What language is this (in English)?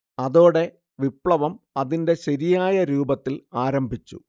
Malayalam